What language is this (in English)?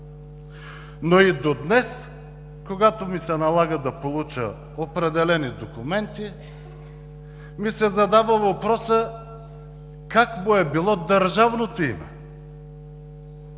Bulgarian